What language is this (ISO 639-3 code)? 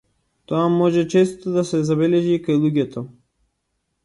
mkd